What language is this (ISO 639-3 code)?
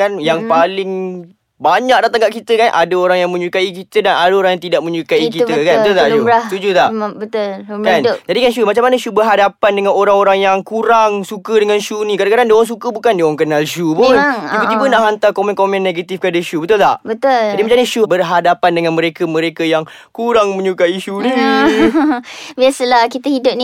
msa